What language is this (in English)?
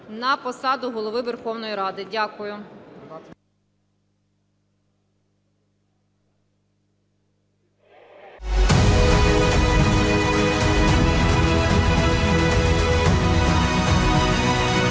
Ukrainian